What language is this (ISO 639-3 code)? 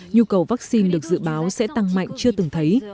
vie